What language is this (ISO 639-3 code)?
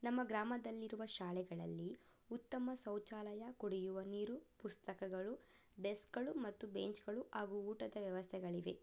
kan